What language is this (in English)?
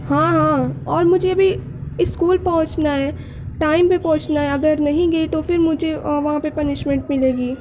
Urdu